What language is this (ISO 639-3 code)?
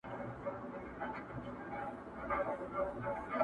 pus